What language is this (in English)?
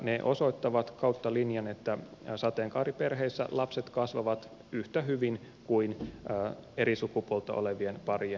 Finnish